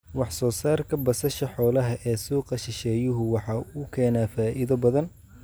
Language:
Somali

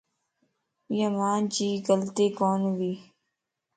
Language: Lasi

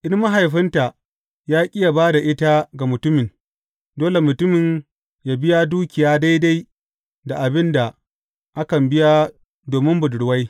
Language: Hausa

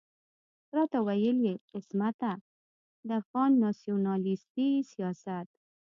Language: Pashto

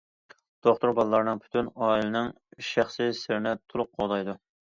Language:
Uyghur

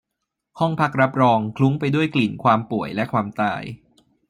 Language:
Thai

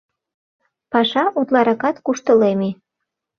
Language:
Mari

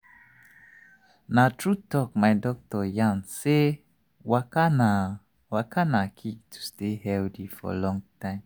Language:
Nigerian Pidgin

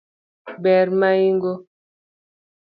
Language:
Luo (Kenya and Tanzania)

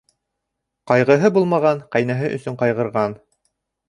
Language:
Bashkir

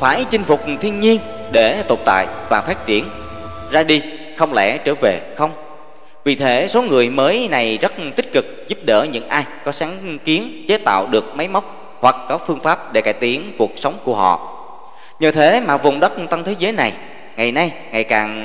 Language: Vietnamese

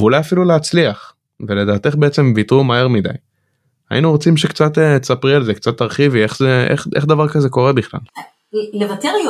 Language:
Hebrew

